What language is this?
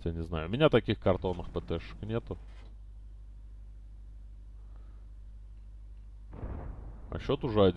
Russian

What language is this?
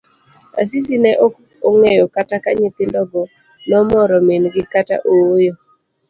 Luo (Kenya and Tanzania)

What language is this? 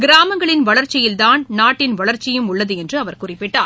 Tamil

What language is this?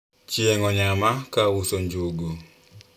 Luo (Kenya and Tanzania)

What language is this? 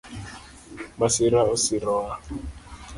Luo (Kenya and Tanzania)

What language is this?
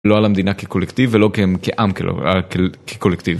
Hebrew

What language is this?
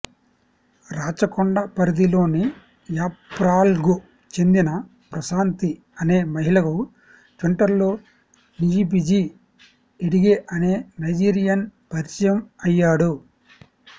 Telugu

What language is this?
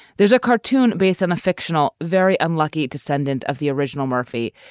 English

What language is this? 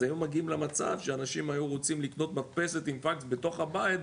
Hebrew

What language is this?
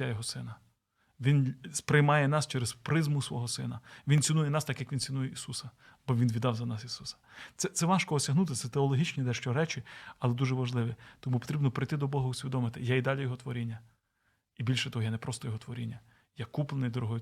Ukrainian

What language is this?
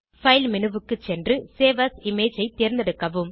Tamil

